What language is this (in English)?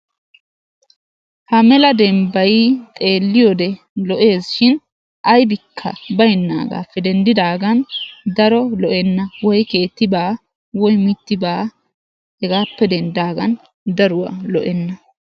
Wolaytta